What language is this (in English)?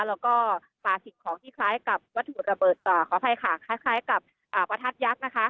Thai